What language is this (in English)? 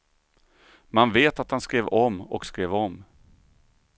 Swedish